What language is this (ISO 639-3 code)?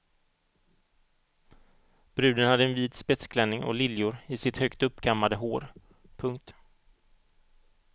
swe